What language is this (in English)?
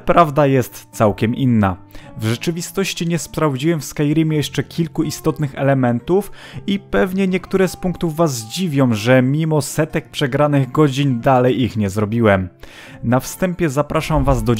Polish